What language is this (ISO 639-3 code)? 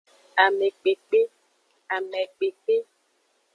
ajg